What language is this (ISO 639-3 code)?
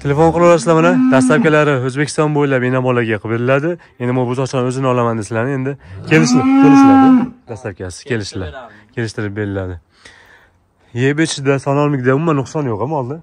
tur